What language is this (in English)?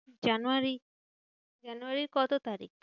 Bangla